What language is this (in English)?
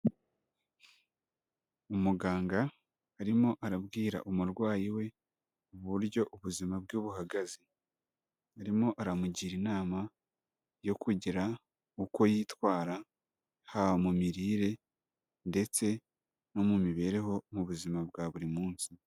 Kinyarwanda